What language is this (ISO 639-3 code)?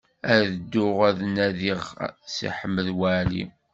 kab